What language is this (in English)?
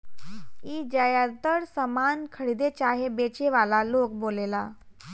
Bhojpuri